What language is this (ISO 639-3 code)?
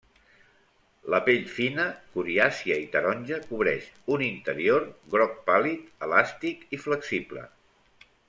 cat